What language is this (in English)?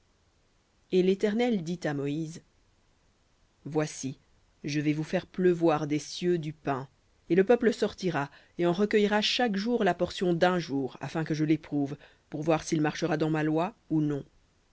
French